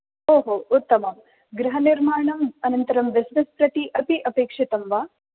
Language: Sanskrit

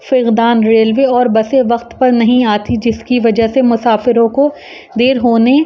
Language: Urdu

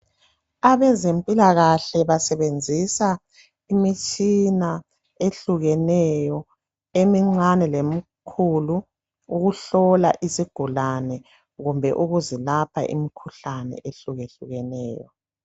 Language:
North Ndebele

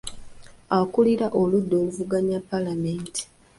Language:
Ganda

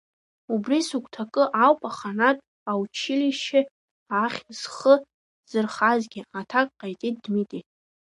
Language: Abkhazian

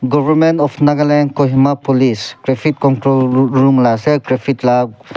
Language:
Naga Pidgin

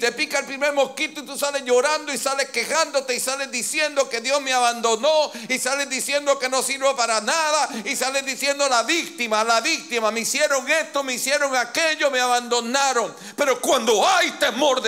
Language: Spanish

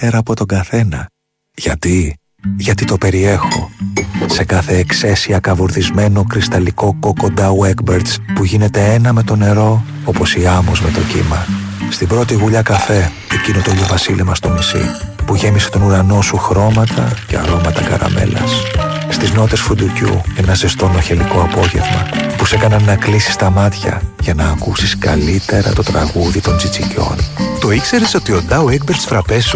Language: Greek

